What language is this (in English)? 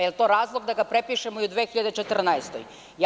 Serbian